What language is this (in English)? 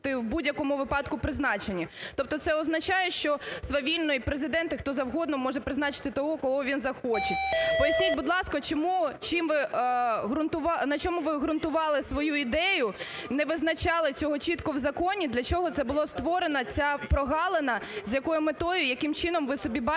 Ukrainian